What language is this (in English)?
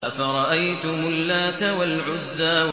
Arabic